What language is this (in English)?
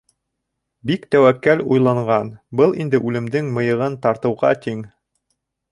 Bashkir